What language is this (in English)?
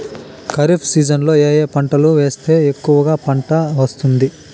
Telugu